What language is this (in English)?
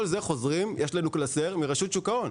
Hebrew